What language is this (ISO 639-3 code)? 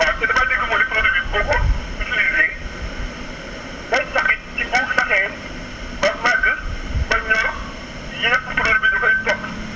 wol